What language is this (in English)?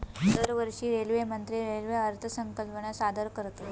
Marathi